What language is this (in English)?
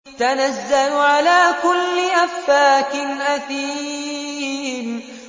Arabic